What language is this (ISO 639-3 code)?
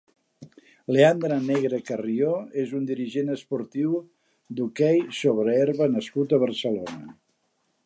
cat